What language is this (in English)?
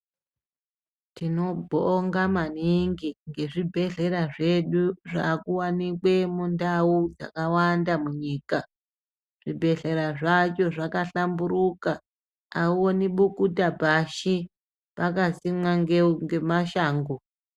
Ndau